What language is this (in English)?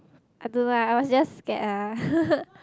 English